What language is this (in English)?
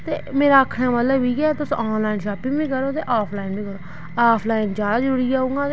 Dogri